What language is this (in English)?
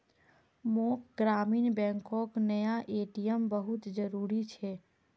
Magahi